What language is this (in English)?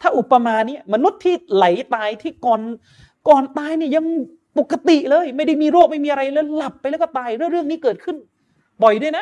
Thai